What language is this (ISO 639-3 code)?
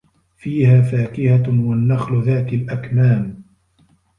ara